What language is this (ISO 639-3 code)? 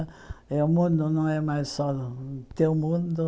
por